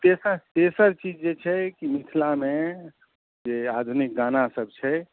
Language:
Maithili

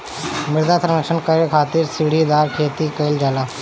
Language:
Bhojpuri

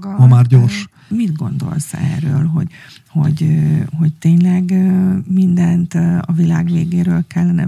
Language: Hungarian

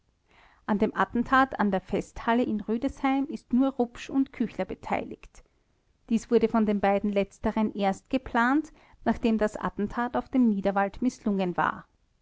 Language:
German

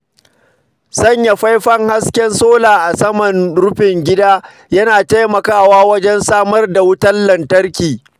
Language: Hausa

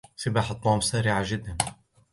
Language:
Arabic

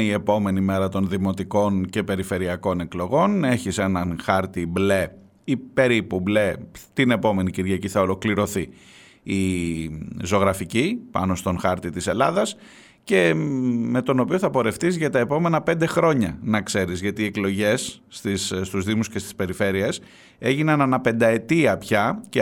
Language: Greek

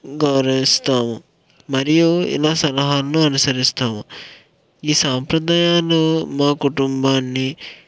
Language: Telugu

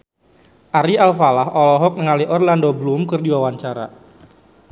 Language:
Sundanese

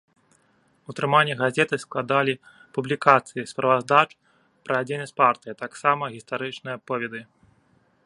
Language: Belarusian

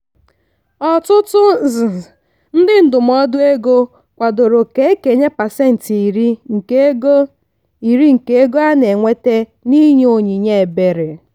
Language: Igbo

